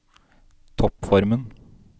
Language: Norwegian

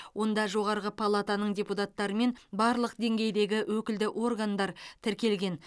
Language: Kazakh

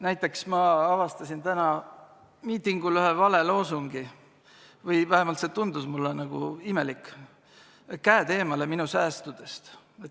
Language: Estonian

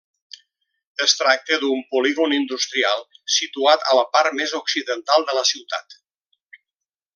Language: Catalan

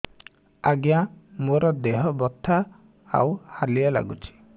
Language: Odia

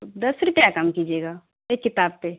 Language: Urdu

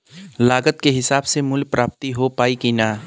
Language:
Bhojpuri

